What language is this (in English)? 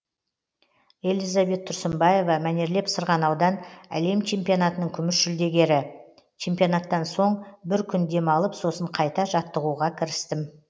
Kazakh